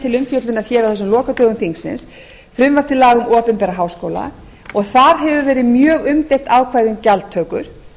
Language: Icelandic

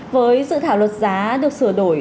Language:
Vietnamese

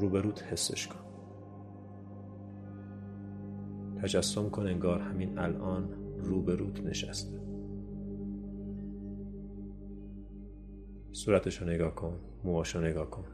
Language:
Persian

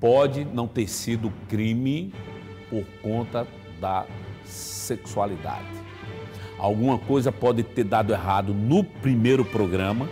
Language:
Portuguese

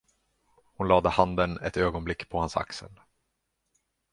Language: Swedish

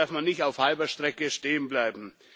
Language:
German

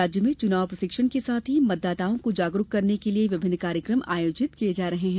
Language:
Hindi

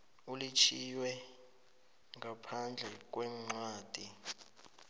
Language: South Ndebele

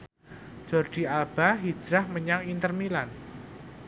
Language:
Javanese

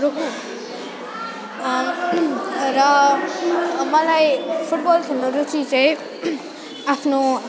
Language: Nepali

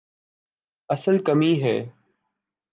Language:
Urdu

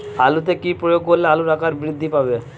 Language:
Bangla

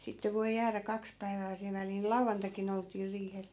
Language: Finnish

